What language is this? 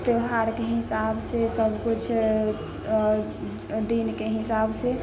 Maithili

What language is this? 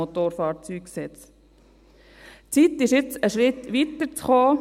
Swiss German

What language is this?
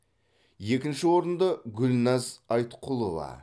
Kazakh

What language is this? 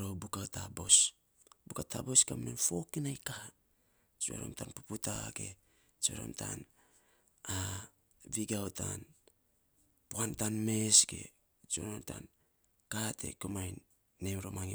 Saposa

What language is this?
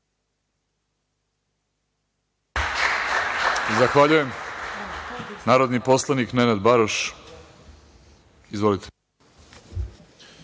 Serbian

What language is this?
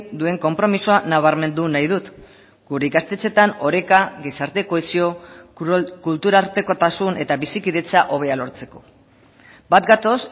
Basque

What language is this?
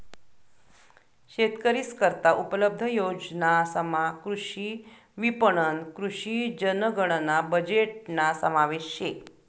Marathi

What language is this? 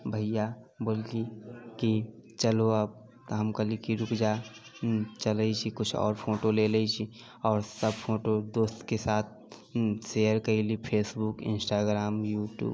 Maithili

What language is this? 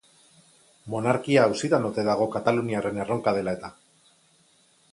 Basque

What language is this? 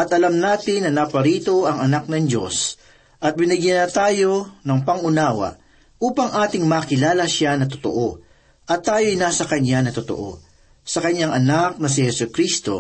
Filipino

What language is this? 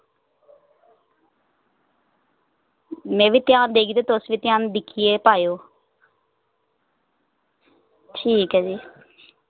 Dogri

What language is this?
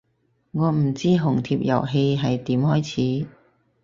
Cantonese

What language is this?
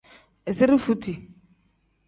Tem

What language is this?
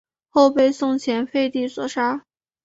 Chinese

